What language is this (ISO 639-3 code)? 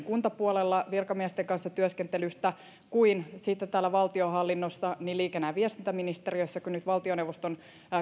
fin